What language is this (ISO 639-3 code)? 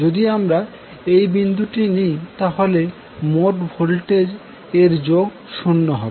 ben